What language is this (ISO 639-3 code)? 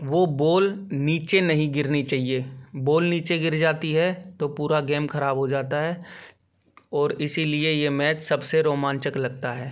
hin